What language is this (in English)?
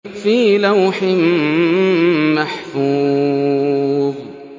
Arabic